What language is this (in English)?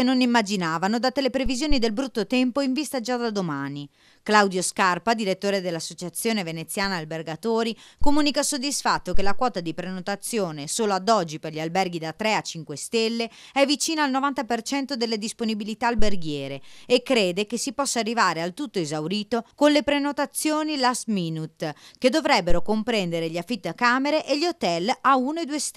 Italian